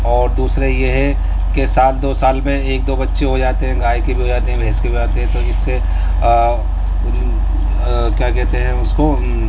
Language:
Urdu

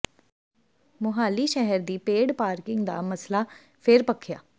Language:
Punjabi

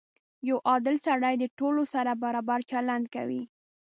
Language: Pashto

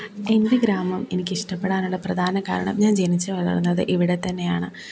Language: Malayalam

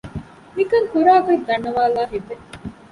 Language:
Divehi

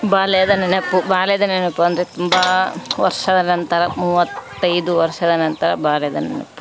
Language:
Kannada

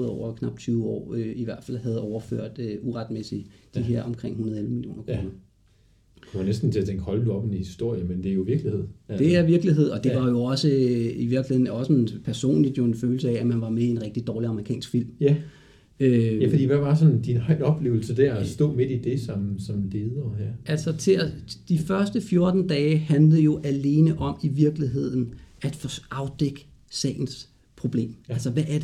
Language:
Danish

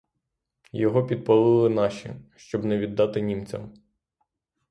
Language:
Ukrainian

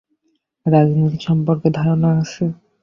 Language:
Bangla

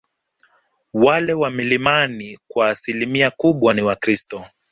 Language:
Swahili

